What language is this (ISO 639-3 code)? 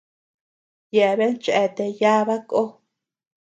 cux